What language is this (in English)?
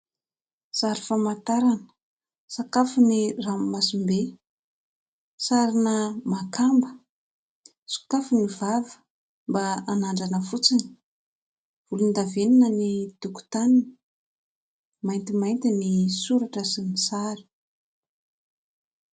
Malagasy